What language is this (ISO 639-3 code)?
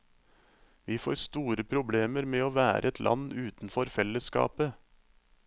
nor